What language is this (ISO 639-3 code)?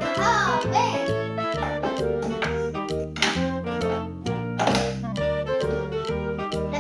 ind